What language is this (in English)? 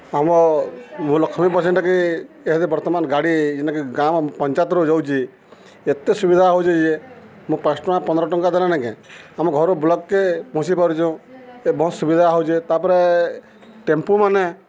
Odia